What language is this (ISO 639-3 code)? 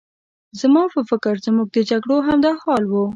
pus